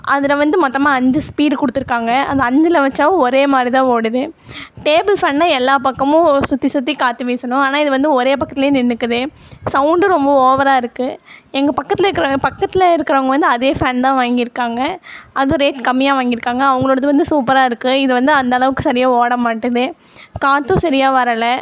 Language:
Tamil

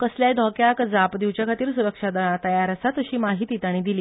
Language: Konkani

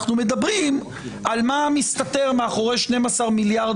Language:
Hebrew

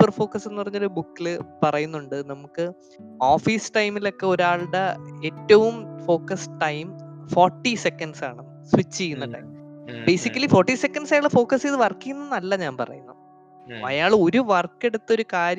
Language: Malayalam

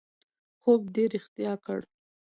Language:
Pashto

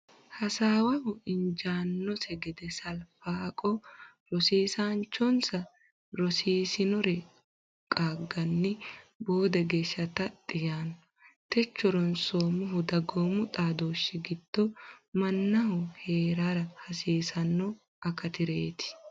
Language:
Sidamo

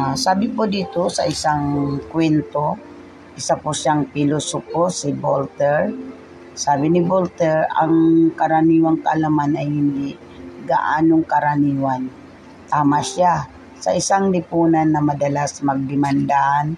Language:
Filipino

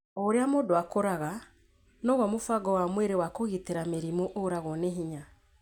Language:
Kikuyu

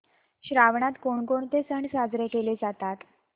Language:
Marathi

